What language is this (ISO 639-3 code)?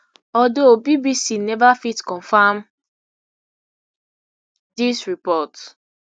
pcm